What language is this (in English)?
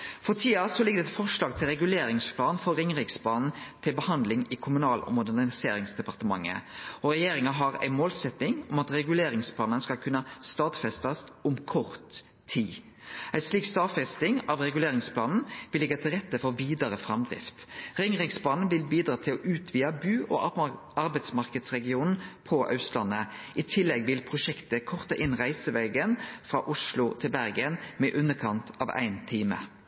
Norwegian Nynorsk